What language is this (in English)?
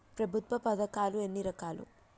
Telugu